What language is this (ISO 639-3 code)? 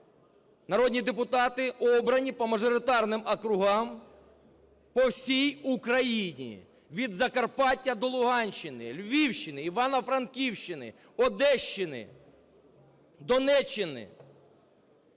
ukr